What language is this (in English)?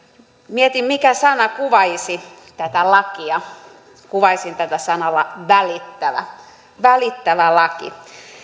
Finnish